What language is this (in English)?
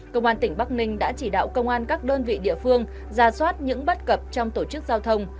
Vietnamese